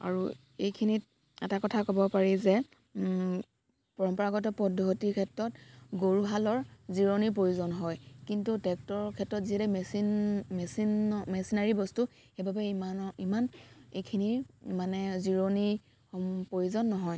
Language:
Assamese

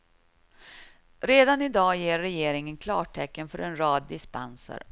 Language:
Swedish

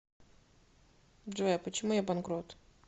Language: Russian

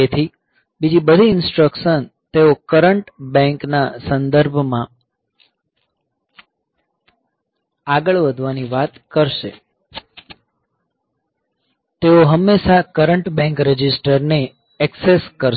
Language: Gujarati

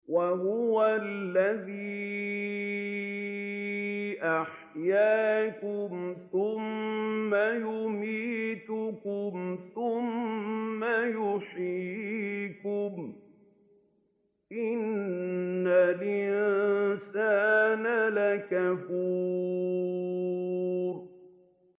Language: Arabic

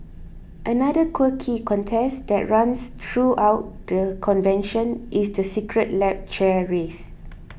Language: English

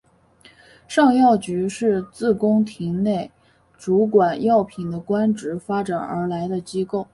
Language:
Chinese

